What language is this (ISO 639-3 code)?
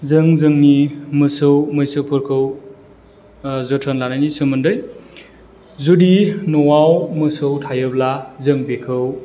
brx